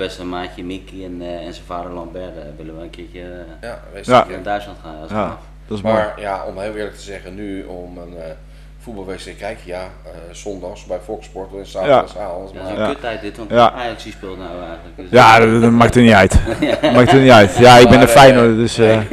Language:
Dutch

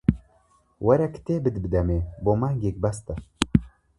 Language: Central Kurdish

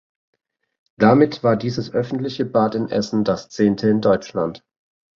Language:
German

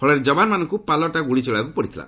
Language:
Odia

